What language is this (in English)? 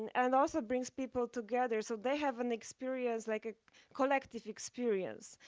English